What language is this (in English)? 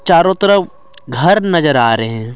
Hindi